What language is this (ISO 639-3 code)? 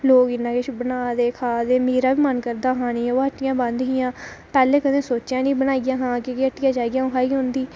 doi